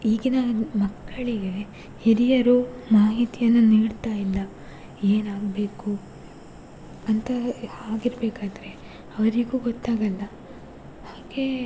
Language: Kannada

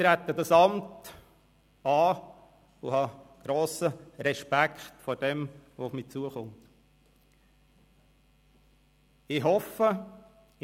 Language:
Swiss German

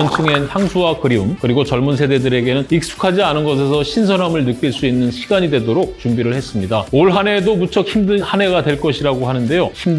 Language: Korean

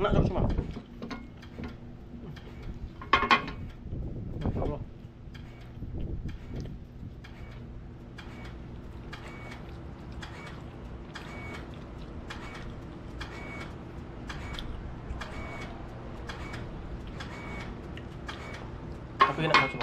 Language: Indonesian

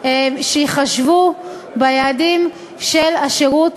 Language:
Hebrew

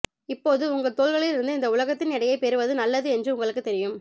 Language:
Tamil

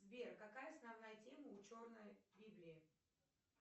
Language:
Russian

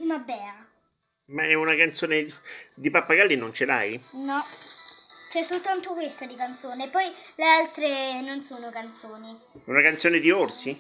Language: Italian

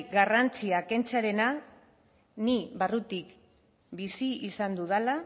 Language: Basque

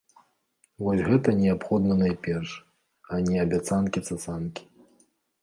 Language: Belarusian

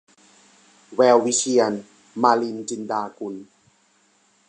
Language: Thai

